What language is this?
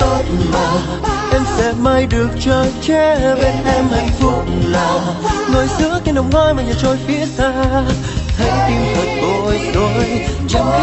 Vietnamese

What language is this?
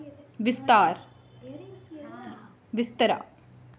Dogri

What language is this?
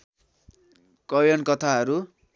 Nepali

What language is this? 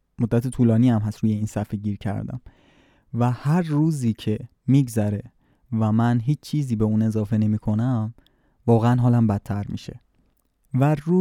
Persian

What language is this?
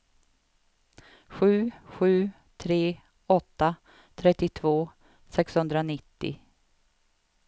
Swedish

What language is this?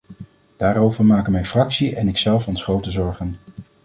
Dutch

